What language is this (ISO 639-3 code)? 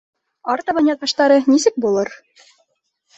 bak